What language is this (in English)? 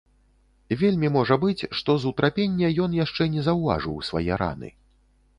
Belarusian